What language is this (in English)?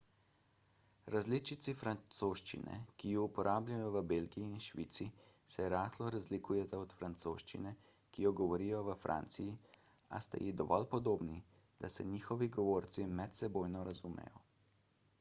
Slovenian